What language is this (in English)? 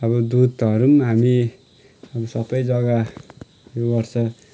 Nepali